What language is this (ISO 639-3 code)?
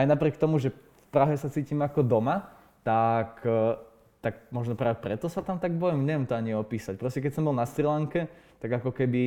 slk